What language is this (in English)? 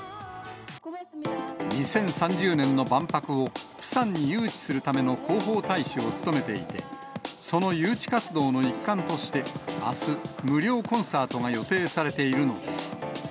Japanese